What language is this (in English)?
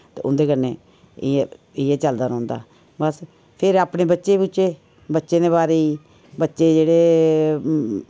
Dogri